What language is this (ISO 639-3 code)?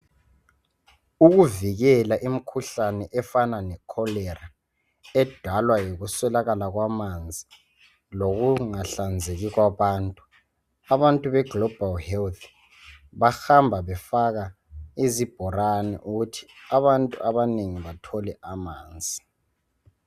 nde